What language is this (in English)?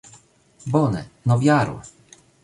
Esperanto